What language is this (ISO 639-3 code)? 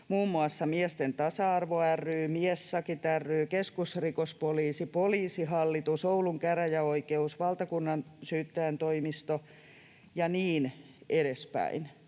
fin